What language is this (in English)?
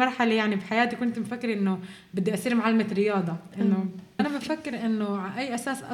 Arabic